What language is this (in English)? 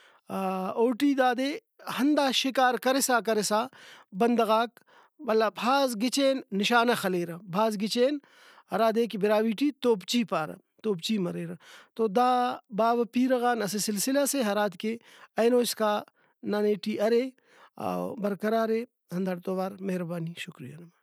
Brahui